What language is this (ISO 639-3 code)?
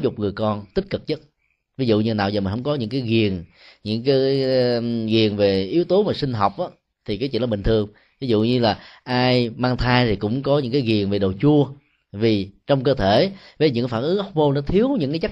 vie